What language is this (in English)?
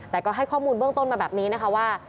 Thai